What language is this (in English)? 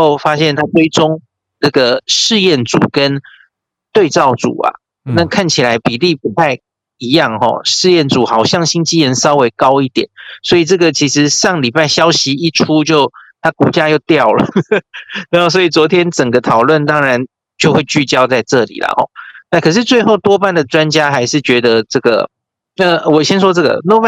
Chinese